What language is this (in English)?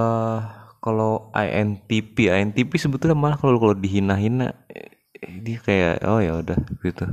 Indonesian